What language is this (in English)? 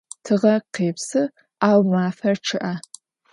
Adyghe